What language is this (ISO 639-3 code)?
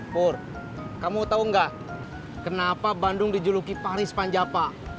ind